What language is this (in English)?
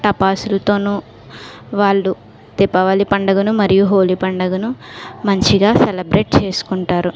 Telugu